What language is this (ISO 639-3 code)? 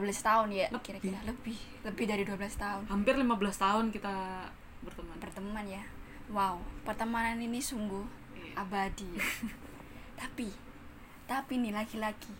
ind